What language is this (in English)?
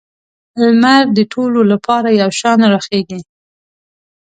Pashto